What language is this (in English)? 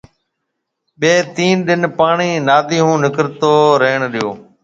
Marwari (Pakistan)